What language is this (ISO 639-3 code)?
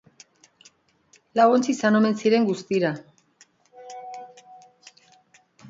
eus